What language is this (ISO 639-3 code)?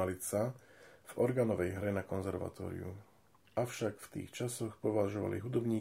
slk